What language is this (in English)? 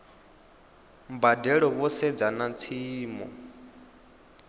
Venda